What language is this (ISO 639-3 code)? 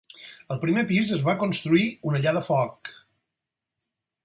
cat